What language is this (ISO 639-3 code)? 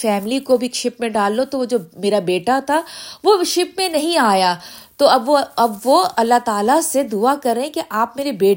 urd